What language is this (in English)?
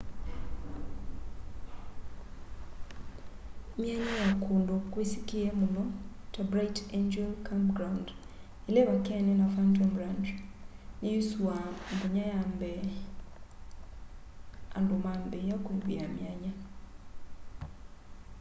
Kamba